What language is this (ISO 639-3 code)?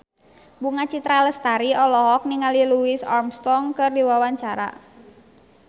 sun